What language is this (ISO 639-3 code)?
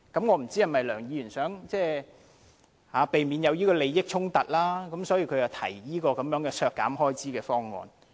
yue